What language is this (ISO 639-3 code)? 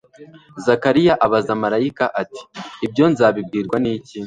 kin